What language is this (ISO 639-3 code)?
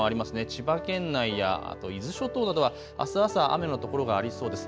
jpn